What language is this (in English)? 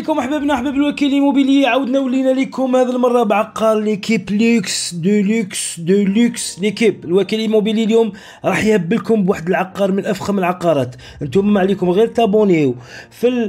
Arabic